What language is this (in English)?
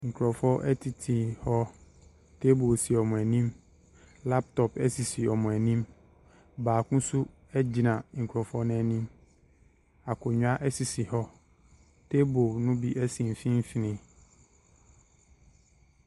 Akan